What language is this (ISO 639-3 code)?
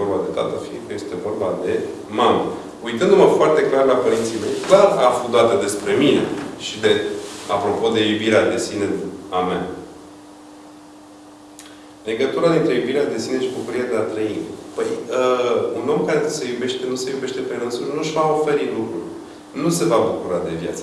ron